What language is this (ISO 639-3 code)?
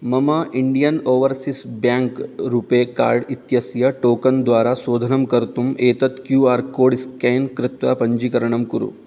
san